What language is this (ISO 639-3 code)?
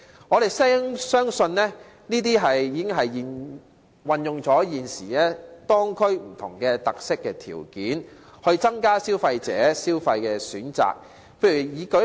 yue